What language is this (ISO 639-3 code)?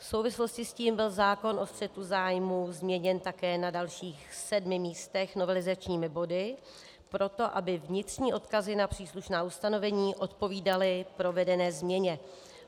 ces